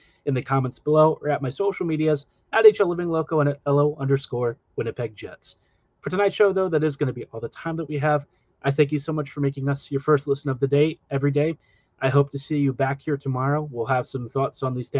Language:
English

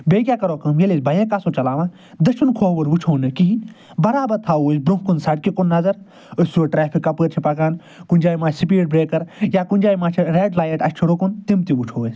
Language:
Kashmiri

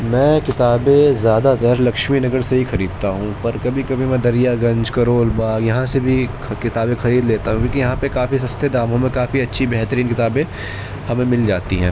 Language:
Urdu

